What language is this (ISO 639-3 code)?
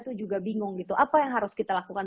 ind